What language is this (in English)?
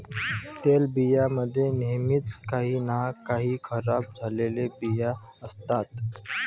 Marathi